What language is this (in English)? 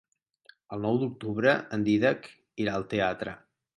Catalan